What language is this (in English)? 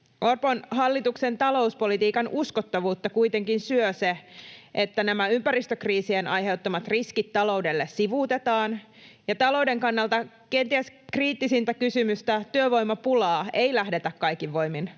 Finnish